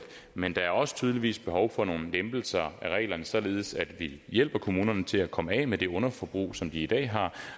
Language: Danish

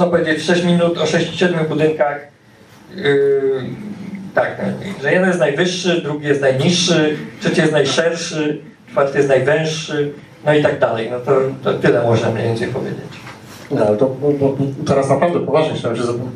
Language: Polish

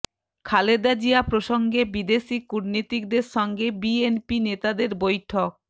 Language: Bangla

